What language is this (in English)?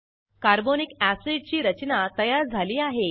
Marathi